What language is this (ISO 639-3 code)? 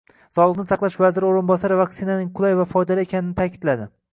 uzb